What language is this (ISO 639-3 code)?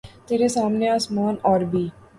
urd